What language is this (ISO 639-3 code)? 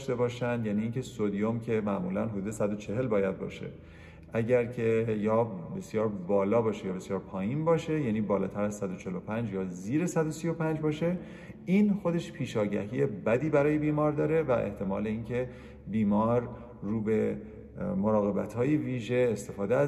fas